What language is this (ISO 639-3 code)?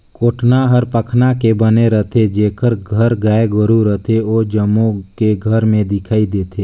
hne